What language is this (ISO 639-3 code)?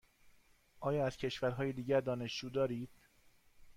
fas